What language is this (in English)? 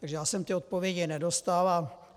Czech